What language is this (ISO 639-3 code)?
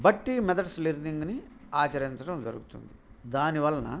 tel